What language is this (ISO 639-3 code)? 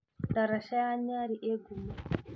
kik